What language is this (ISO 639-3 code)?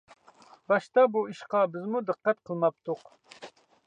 uig